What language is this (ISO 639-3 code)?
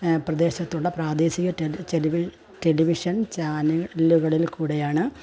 mal